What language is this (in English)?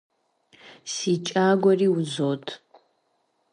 Kabardian